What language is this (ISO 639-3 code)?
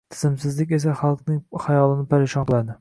uzb